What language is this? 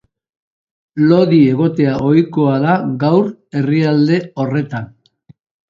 Basque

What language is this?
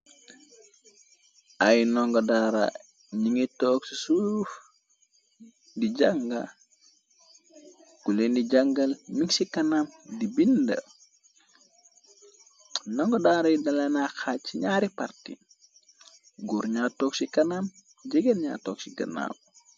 Wolof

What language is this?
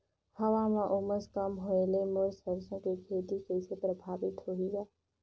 Chhattisgarhi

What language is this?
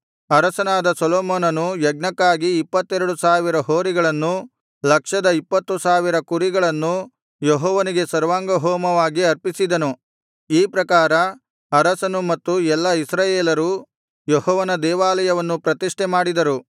Kannada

